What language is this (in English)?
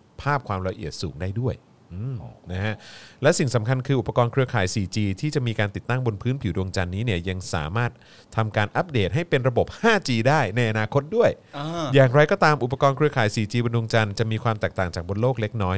Thai